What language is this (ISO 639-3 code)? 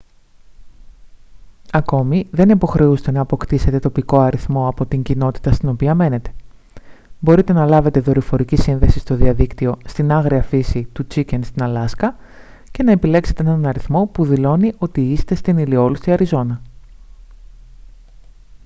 ell